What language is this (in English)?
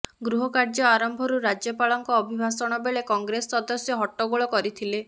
Odia